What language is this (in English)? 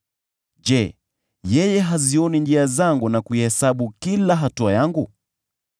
Swahili